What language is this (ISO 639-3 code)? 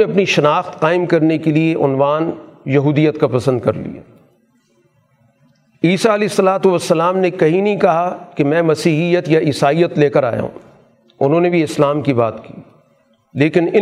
urd